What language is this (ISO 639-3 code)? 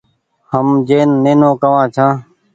gig